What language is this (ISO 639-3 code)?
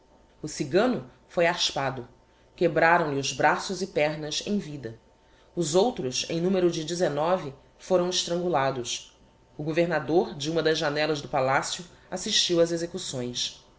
por